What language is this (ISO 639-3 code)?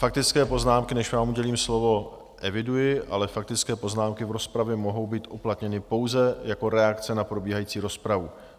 ces